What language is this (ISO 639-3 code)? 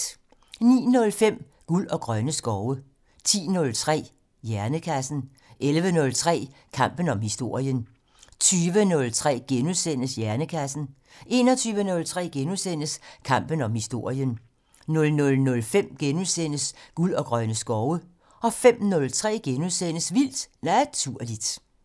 dan